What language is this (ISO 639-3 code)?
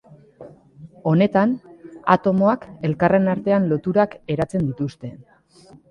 eus